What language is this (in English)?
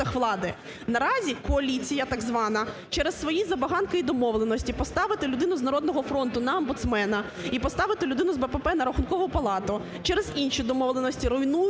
Ukrainian